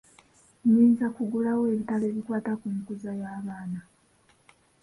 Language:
Ganda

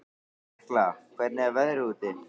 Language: Icelandic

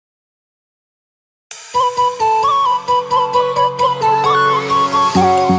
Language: Polish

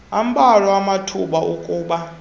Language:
Xhosa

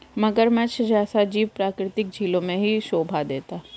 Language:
Hindi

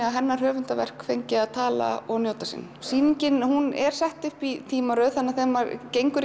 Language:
Icelandic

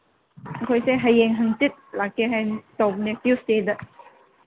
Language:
Manipuri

